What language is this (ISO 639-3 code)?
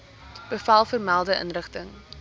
afr